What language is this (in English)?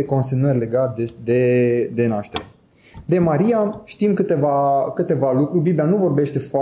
Romanian